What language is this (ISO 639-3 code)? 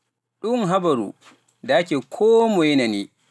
fuf